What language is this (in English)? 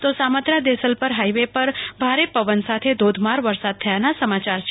Gujarati